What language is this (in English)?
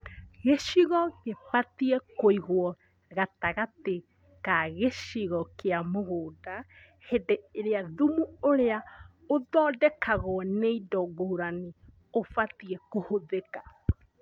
Kikuyu